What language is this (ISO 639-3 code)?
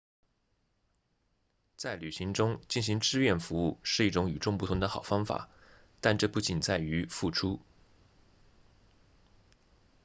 zho